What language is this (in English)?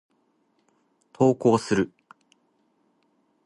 Japanese